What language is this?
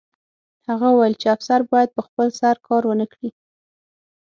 Pashto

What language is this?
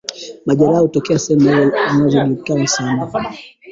Swahili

